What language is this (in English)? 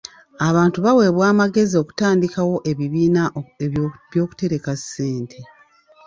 Ganda